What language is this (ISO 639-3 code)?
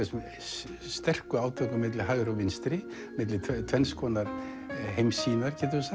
isl